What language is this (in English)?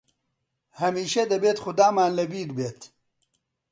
Central Kurdish